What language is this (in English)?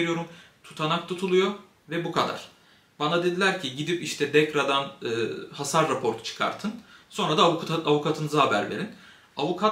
Turkish